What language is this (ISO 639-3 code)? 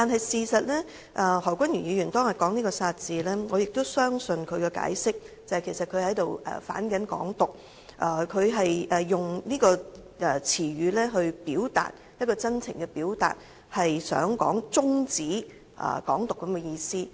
yue